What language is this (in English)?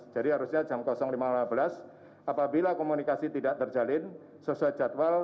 Indonesian